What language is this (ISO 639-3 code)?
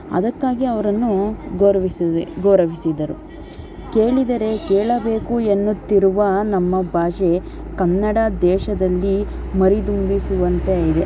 kan